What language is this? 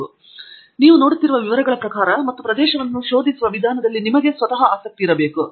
Kannada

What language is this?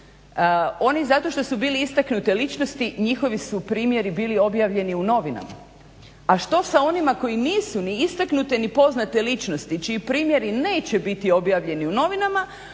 Croatian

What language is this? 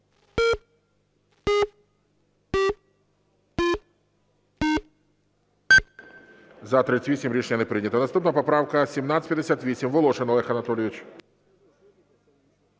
Ukrainian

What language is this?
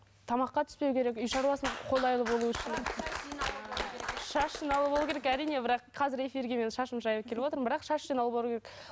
Kazakh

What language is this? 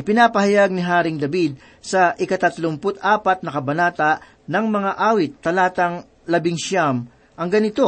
Filipino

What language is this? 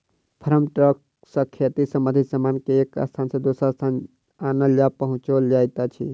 Maithili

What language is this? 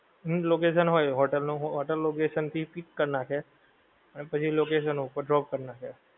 Gujarati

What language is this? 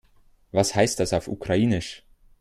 German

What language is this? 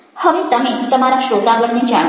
Gujarati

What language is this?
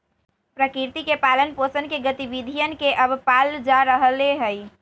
Magahi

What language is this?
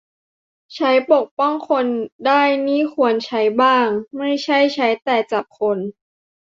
Thai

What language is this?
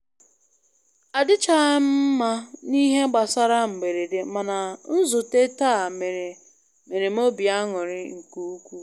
Igbo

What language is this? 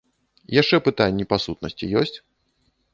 Belarusian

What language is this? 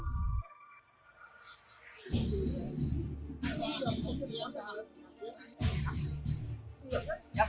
Vietnamese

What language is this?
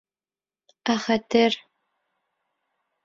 Bashkir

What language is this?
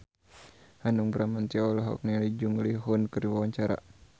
Sundanese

